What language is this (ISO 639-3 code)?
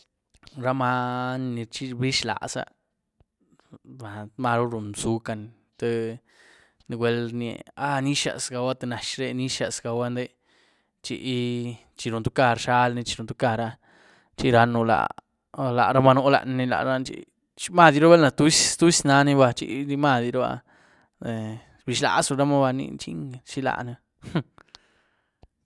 ztu